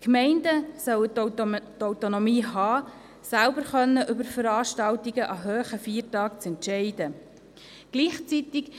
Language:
Swiss German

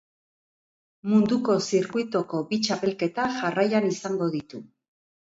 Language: Basque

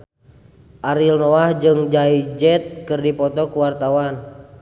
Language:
Sundanese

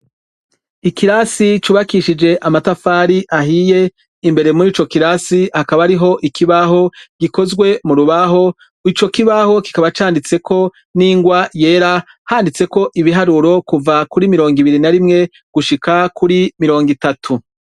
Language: Rundi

